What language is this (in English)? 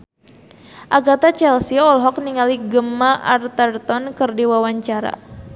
Sundanese